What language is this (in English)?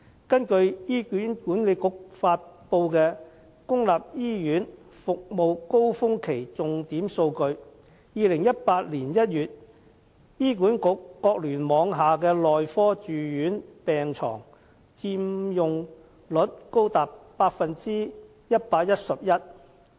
Cantonese